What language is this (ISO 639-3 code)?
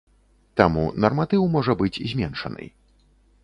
bel